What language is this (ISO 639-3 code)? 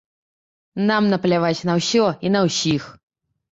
bel